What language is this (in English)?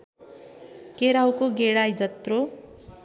Nepali